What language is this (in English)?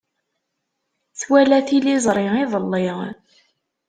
Kabyle